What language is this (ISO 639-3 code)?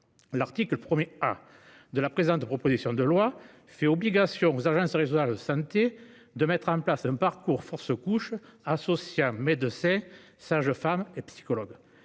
fra